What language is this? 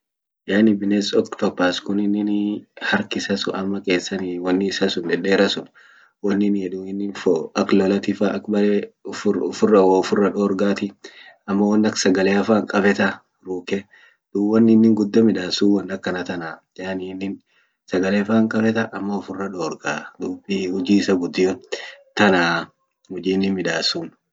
Orma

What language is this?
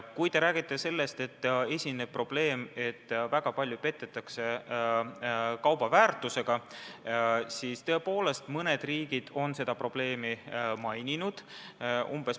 Estonian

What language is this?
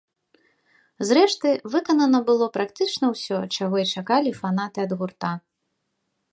Belarusian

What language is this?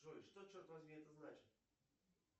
Russian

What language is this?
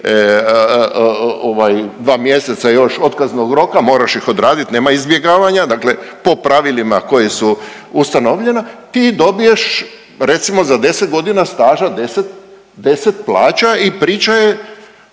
Croatian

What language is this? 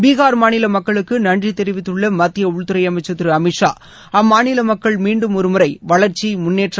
Tamil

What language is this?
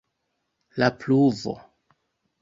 Esperanto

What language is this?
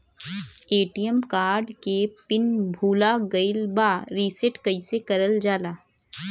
Bhojpuri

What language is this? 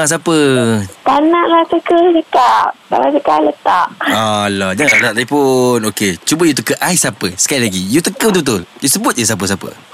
Malay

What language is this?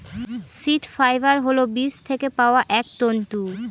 Bangla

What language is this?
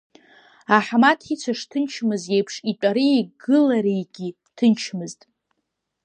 Abkhazian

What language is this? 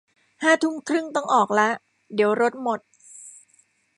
Thai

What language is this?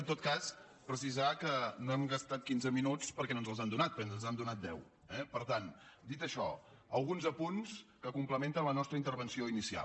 Catalan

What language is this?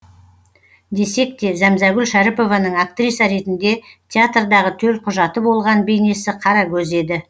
Kazakh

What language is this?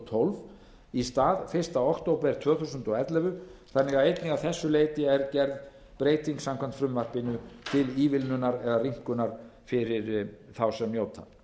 Icelandic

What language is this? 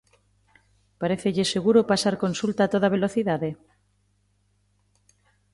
Galician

